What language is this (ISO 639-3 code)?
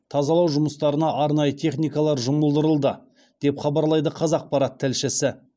kaz